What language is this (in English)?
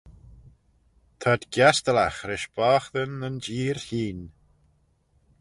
Manx